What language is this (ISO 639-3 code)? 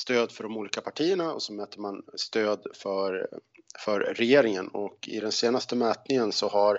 swe